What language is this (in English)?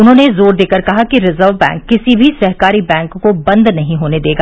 Hindi